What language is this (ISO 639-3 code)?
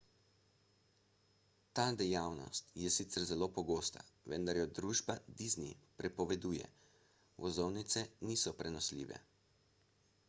slv